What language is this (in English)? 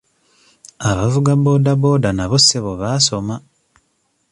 Ganda